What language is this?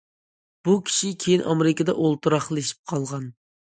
Uyghur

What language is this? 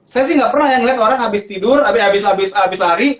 Indonesian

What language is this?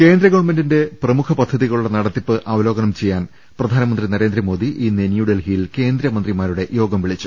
Malayalam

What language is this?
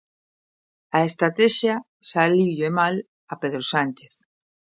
Galician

